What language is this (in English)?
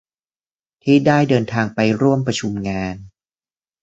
Thai